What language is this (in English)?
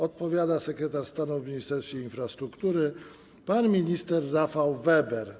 Polish